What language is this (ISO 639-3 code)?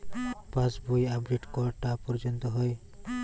ben